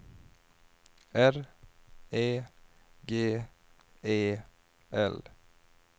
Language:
Swedish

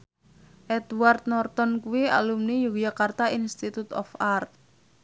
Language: Javanese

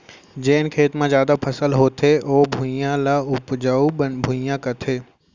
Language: Chhattisgarhi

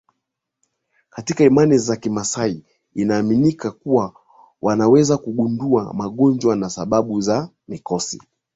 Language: Swahili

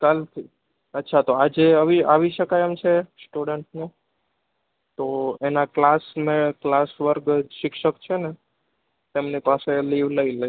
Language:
Gujarati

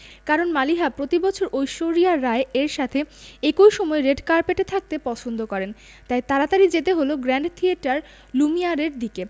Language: Bangla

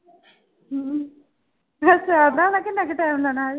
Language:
Punjabi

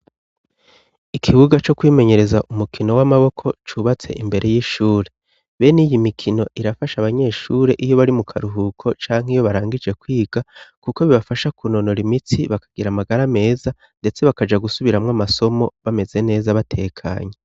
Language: Rundi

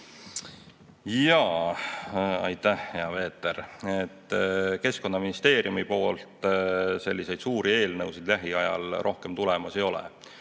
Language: Estonian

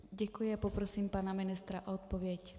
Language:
Czech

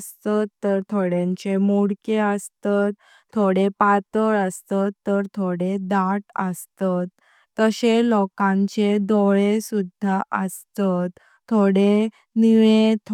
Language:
Konkani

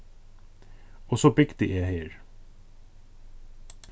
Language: Faroese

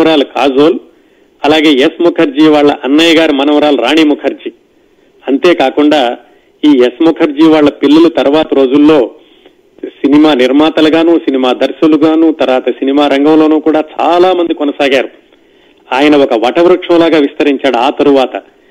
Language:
Telugu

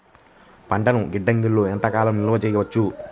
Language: Telugu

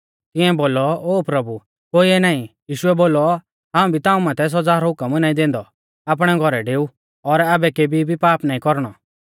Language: Mahasu Pahari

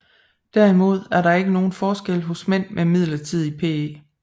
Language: Danish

